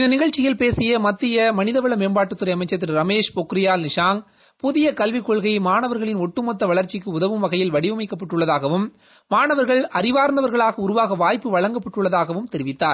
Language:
Tamil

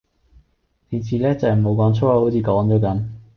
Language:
Cantonese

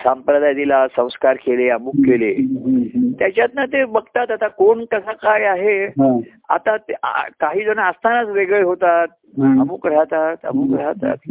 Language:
Marathi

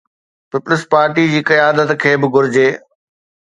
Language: Sindhi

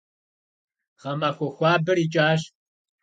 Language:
Kabardian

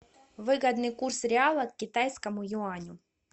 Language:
Russian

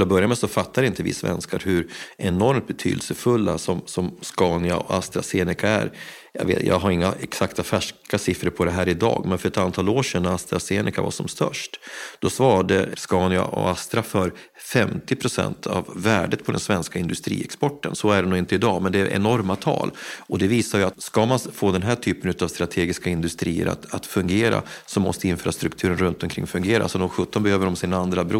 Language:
Swedish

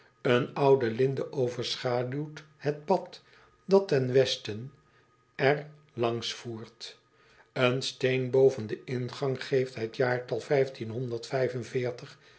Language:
Dutch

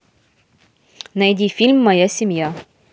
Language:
Russian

